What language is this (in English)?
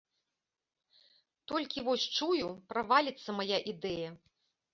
Belarusian